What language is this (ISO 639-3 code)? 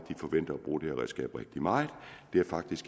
dan